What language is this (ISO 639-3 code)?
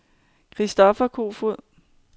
dan